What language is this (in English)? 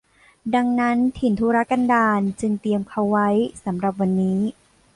Thai